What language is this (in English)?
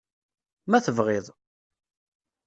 Kabyle